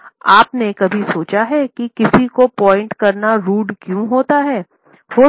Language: Hindi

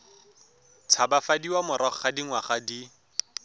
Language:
Tswana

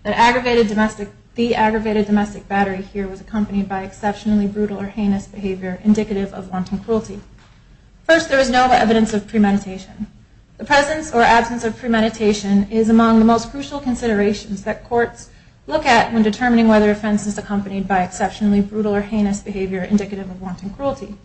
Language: English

